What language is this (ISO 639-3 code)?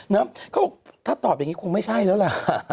tha